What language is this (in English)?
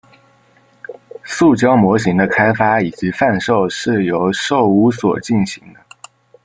Chinese